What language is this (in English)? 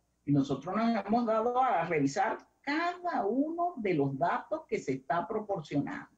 Spanish